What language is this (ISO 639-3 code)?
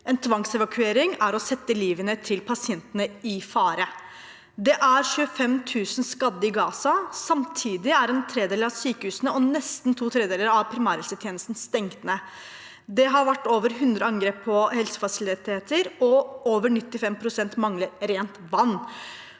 nor